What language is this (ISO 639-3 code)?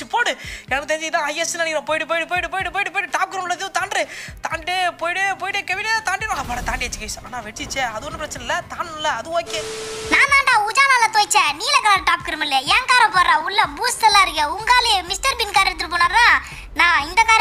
ron